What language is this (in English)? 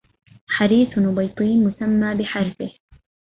Arabic